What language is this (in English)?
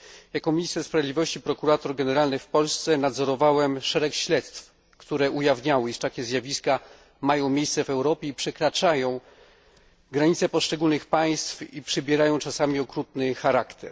Polish